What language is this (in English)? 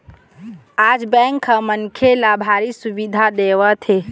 Chhattisgarhi